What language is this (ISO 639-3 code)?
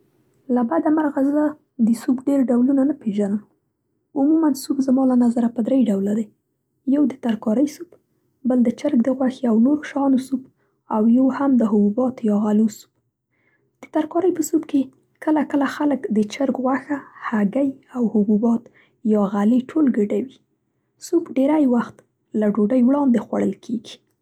pst